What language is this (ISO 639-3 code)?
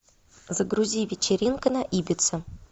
rus